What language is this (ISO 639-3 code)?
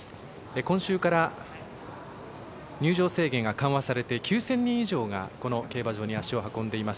jpn